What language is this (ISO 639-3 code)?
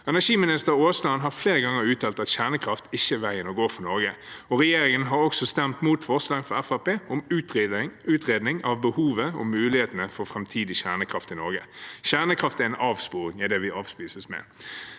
nor